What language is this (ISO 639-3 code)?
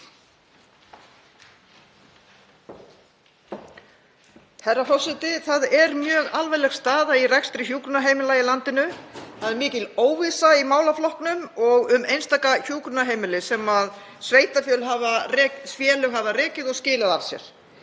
isl